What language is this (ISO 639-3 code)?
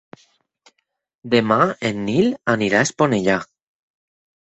cat